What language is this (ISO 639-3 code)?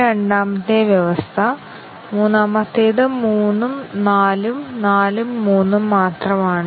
mal